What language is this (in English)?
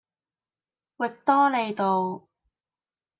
Cantonese